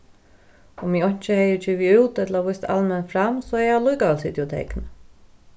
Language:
Faroese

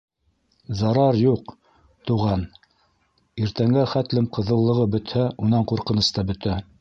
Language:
Bashkir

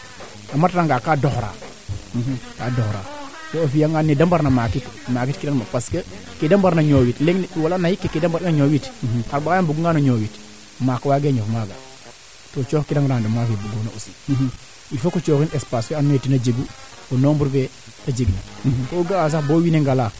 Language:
Serer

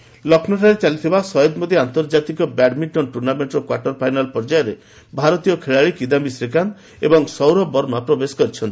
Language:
Odia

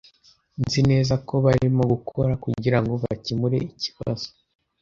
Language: Kinyarwanda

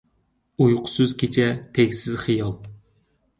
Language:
Uyghur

